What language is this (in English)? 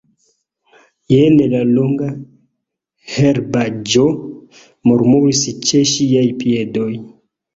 Esperanto